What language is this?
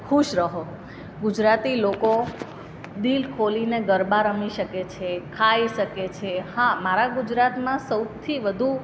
Gujarati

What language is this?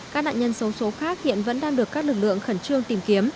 Vietnamese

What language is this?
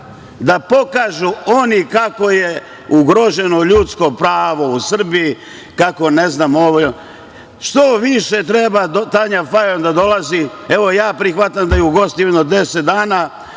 Serbian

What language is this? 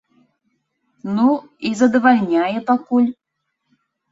Belarusian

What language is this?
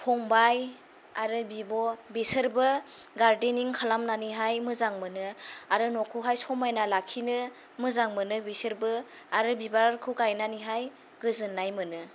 Bodo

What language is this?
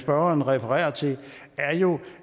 Danish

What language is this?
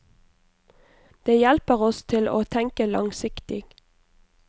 Norwegian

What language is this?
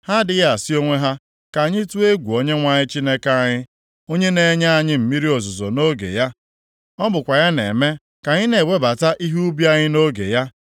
Igbo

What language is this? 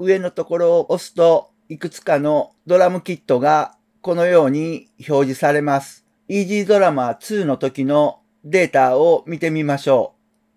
Japanese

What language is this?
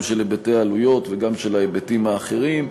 Hebrew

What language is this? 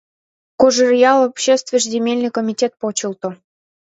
Mari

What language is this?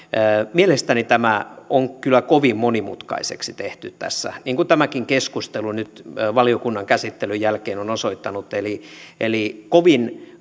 Finnish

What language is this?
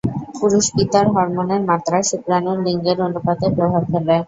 Bangla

